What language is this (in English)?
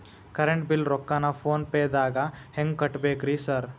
Kannada